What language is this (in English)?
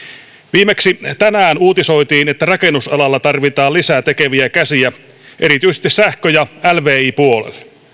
Finnish